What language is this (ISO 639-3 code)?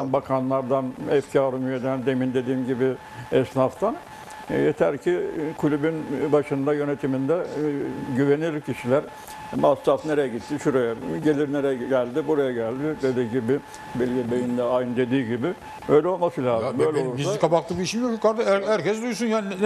tur